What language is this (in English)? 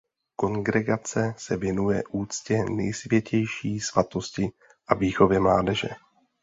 Czech